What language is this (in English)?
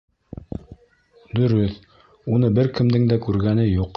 Bashkir